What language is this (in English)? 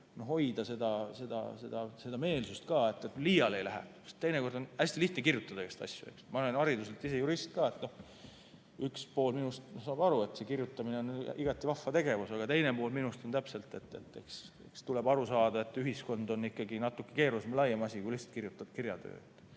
Estonian